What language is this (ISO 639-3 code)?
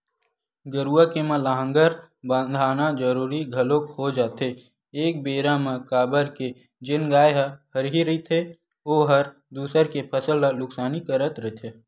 hne